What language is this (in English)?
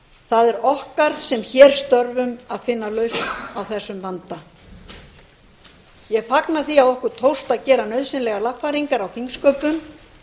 Icelandic